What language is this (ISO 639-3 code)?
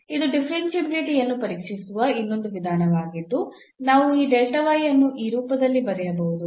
kan